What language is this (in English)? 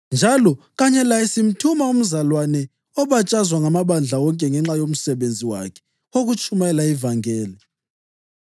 North Ndebele